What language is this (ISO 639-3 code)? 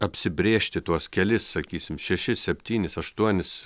lit